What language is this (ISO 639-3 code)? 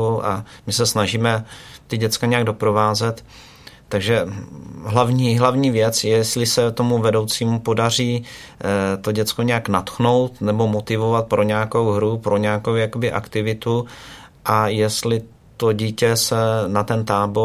ces